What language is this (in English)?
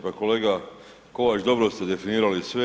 Croatian